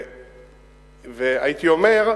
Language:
Hebrew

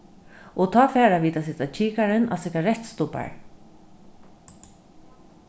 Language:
Faroese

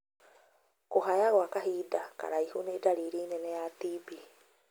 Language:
Kikuyu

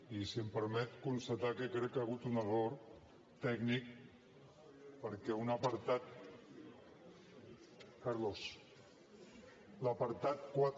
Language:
Catalan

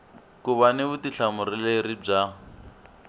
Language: Tsonga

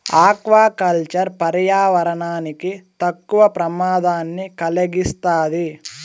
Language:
Telugu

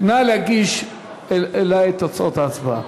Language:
Hebrew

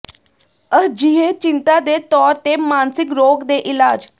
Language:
Punjabi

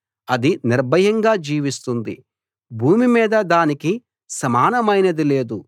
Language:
Telugu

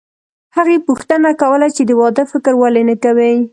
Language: Pashto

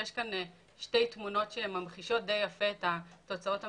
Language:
Hebrew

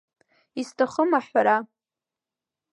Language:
Abkhazian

